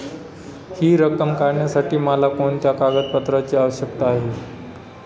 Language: Marathi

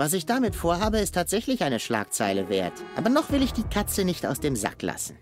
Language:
German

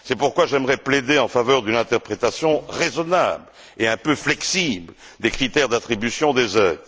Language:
French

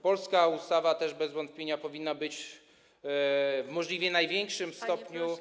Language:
Polish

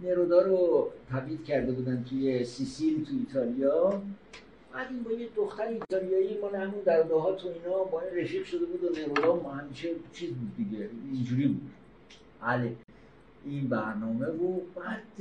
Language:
Persian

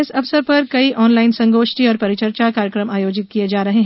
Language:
Hindi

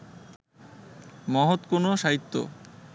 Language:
Bangla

